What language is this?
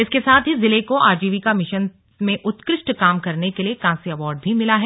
Hindi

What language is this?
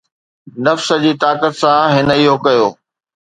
Sindhi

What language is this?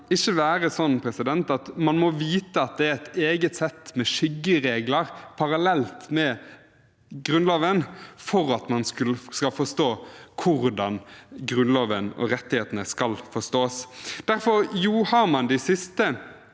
Norwegian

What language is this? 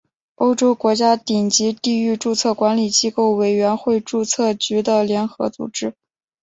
Chinese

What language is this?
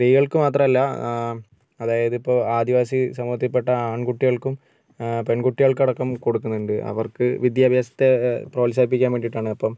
Malayalam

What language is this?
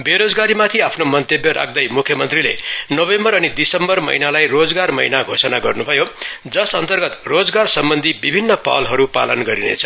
Nepali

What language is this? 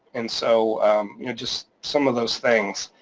English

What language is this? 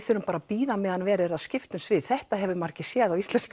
Icelandic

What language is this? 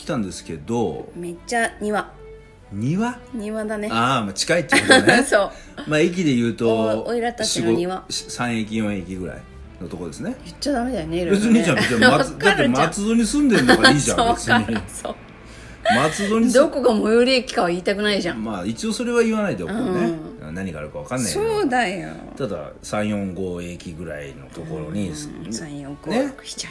Japanese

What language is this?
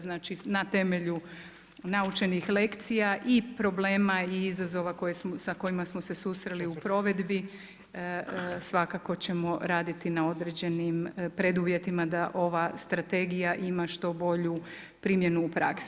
Croatian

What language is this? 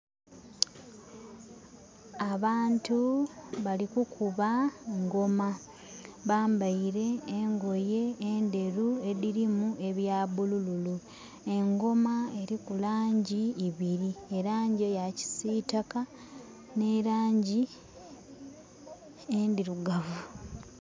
Soga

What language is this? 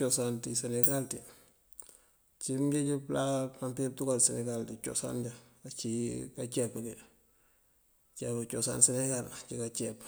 Mandjak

